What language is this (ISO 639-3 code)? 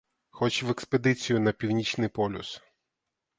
ukr